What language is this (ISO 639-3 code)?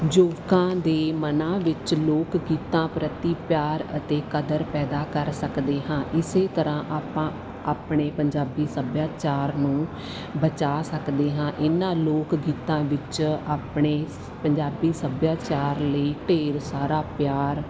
pan